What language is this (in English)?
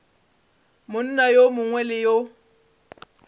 Northern Sotho